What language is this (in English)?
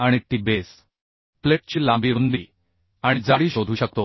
Marathi